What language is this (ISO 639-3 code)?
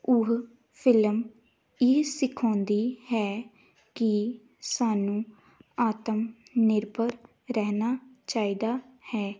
pan